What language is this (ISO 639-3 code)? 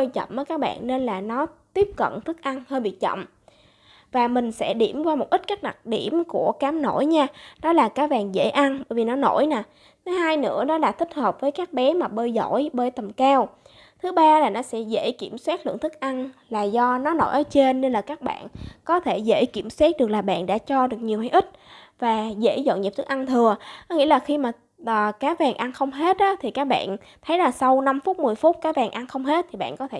vie